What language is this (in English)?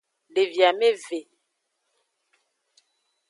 Aja (Benin)